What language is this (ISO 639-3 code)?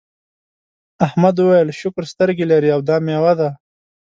pus